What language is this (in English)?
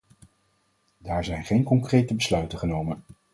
Dutch